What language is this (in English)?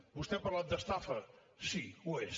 Catalan